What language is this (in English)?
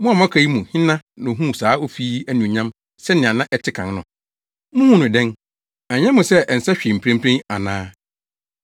Akan